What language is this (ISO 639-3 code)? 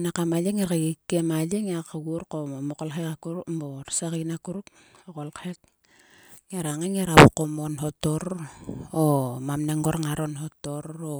sua